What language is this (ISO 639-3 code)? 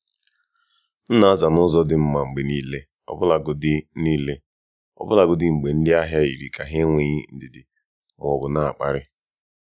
ibo